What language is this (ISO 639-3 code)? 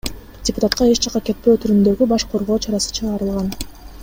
kir